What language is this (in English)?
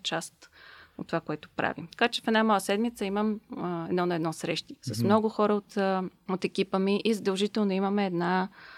Bulgarian